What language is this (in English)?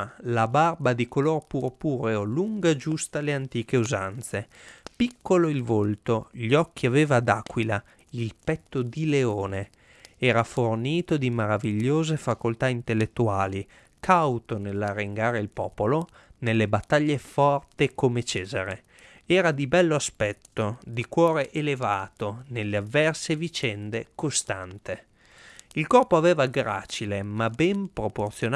Italian